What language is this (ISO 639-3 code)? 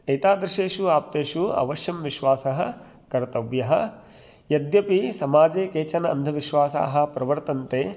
san